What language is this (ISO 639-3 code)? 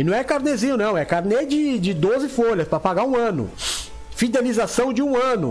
por